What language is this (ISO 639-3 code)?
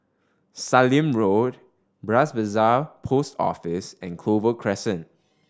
eng